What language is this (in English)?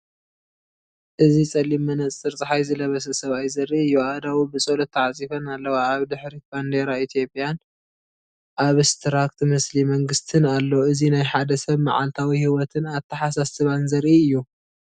Tigrinya